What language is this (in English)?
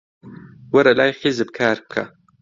Central Kurdish